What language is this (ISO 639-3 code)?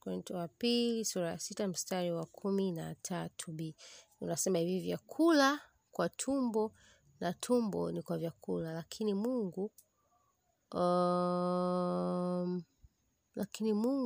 swa